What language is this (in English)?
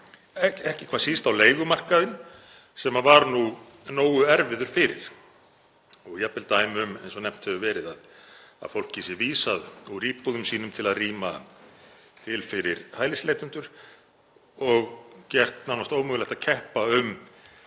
Icelandic